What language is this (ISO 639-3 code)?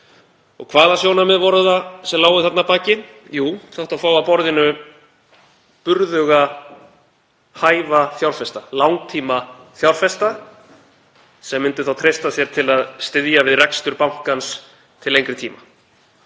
isl